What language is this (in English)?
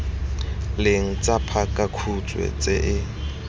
Tswana